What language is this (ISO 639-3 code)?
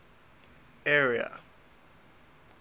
eng